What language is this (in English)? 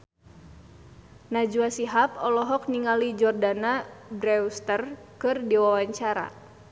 Sundanese